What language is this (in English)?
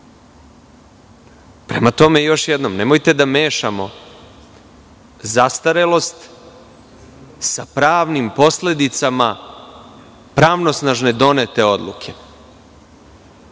Serbian